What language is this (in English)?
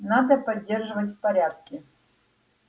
Russian